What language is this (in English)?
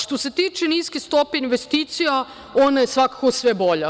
Serbian